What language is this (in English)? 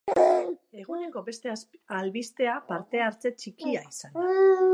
Basque